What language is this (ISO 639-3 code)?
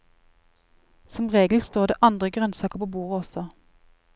nor